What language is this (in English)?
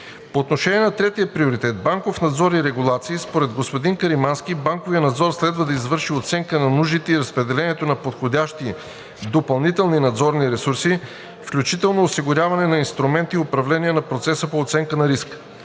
Bulgarian